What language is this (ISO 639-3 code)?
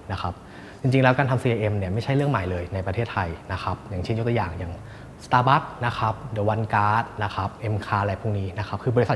tha